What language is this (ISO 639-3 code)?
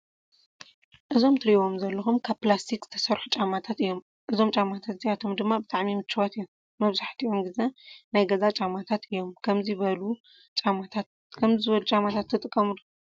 tir